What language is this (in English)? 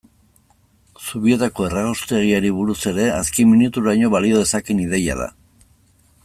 Basque